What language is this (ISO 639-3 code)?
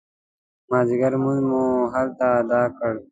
pus